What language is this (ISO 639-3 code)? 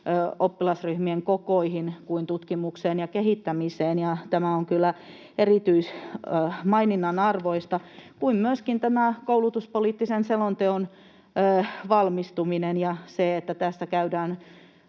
fin